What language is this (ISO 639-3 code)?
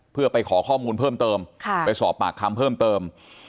tha